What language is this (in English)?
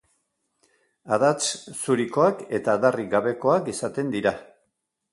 Basque